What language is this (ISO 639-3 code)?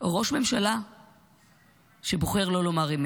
heb